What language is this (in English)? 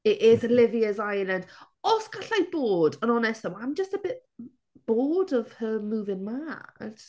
Welsh